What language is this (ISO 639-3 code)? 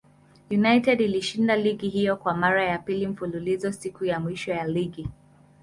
swa